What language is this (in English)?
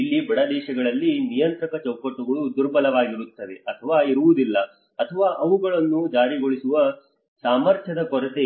Kannada